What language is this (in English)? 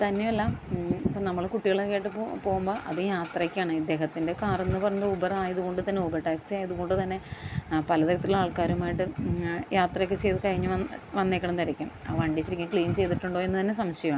Malayalam